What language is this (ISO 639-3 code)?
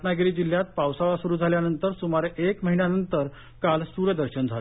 mar